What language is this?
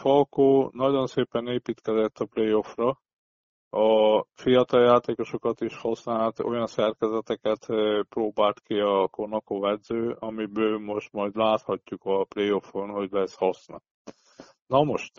Hungarian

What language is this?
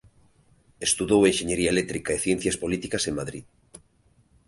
Galician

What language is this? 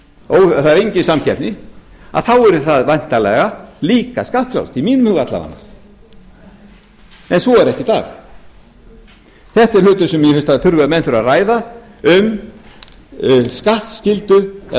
Icelandic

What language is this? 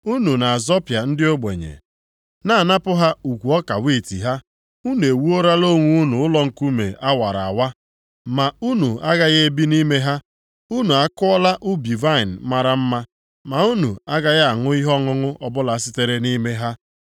Igbo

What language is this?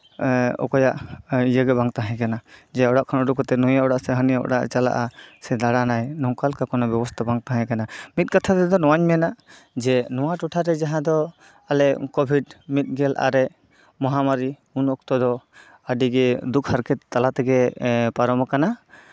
Santali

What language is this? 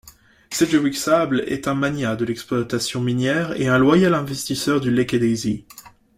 French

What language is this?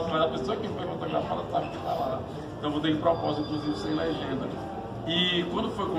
Portuguese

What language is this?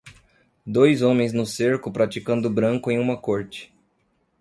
Portuguese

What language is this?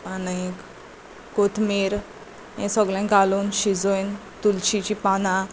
Konkani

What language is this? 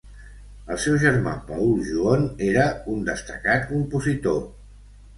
Catalan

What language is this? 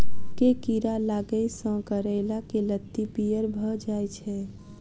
Maithili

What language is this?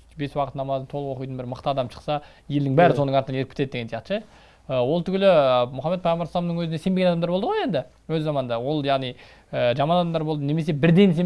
Turkish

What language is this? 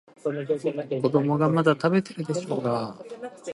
Japanese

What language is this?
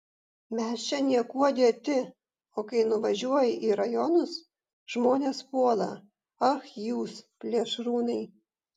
Lithuanian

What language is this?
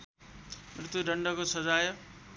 Nepali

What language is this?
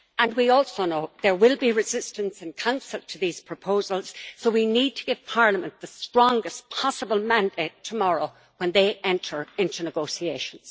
English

